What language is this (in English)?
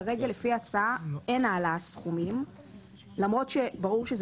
Hebrew